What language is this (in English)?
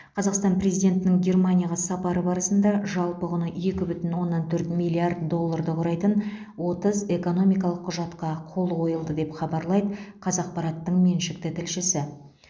Kazakh